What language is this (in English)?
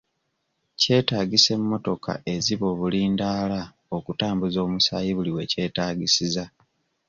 Ganda